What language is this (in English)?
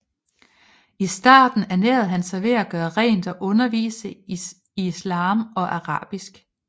Danish